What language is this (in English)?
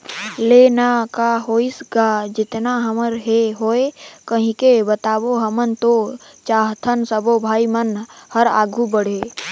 Chhattisgarhi